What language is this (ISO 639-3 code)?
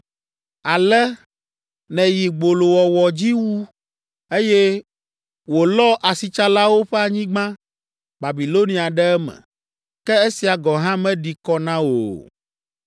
ewe